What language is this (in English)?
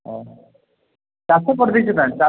Odia